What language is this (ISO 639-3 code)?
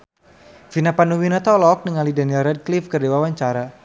sun